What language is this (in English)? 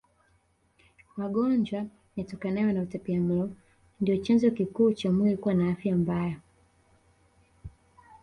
Swahili